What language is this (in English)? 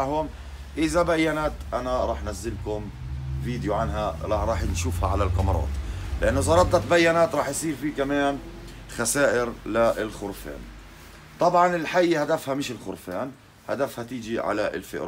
Arabic